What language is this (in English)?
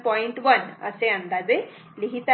Marathi